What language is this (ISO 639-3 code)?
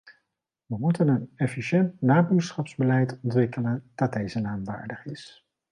nld